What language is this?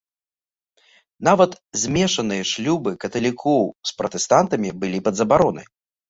Belarusian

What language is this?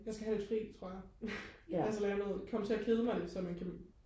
Danish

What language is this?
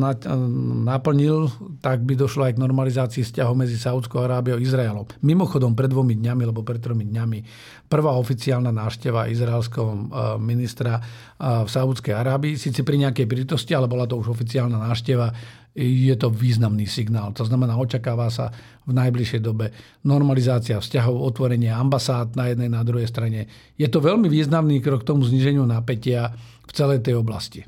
Slovak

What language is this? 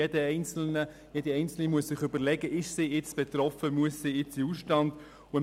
Swiss German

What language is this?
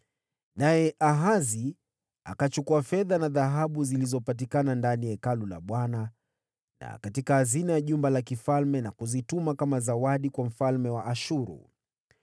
Swahili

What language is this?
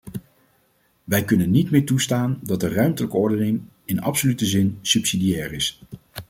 Dutch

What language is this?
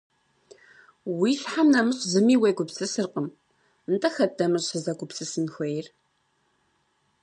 Kabardian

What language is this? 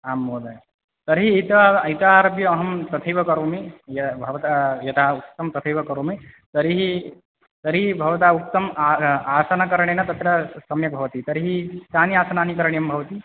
Sanskrit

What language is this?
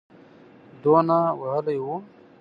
Pashto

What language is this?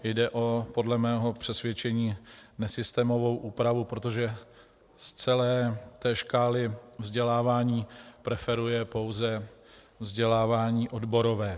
Czech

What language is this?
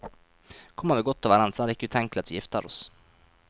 Norwegian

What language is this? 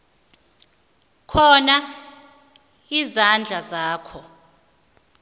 South Ndebele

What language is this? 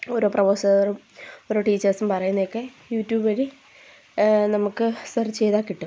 Malayalam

